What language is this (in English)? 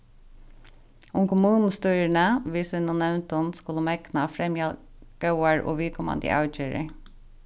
Faroese